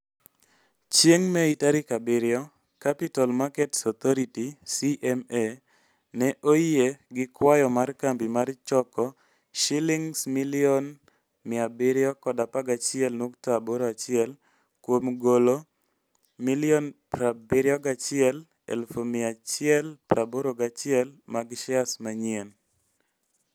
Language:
Luo (Kenya and Tanzania)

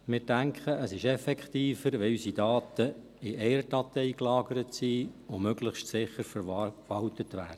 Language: Swiss German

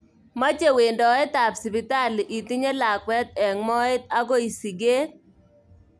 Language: Kalenjin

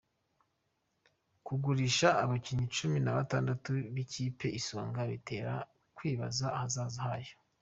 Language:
Kinyarwanda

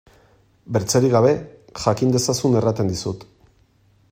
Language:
Basque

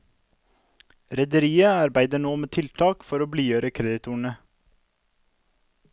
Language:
Norwegian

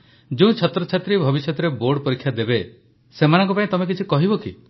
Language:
Odia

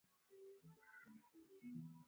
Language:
Swahili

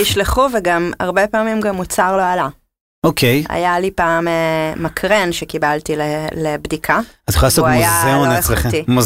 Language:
Hebrew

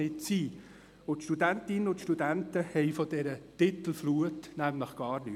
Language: Swiss German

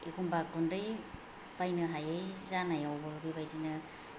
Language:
Bodo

